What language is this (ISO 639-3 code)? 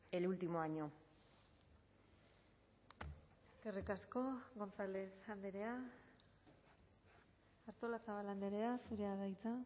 eus